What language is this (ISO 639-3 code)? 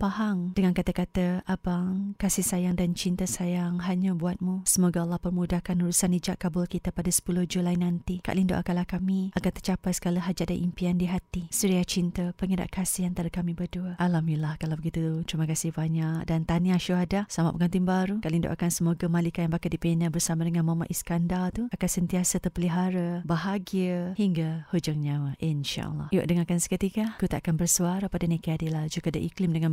msa